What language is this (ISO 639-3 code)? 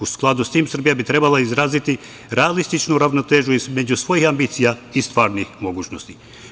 srp